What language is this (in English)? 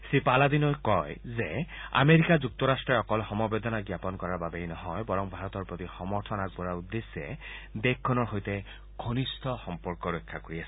Assamese